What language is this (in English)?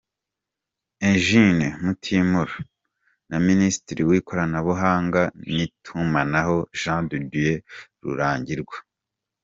Kinyarwanda